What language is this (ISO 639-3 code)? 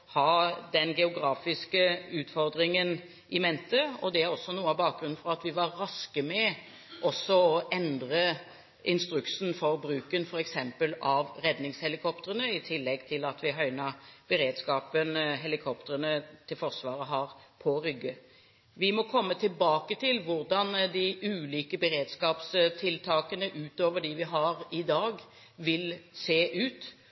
nob